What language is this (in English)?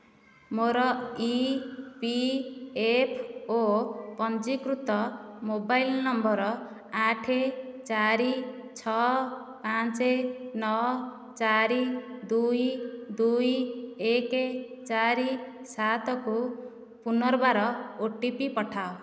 Odia